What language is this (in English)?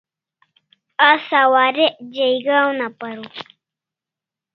Kalasha